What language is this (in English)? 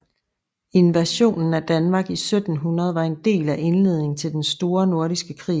Danish